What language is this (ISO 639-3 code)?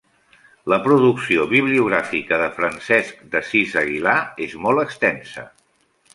cat